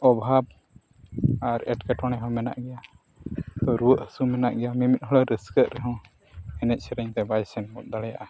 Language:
Santali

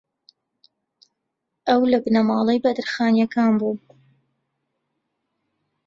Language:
Central Kurdish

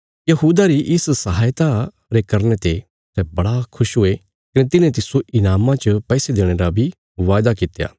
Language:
Bilaspuri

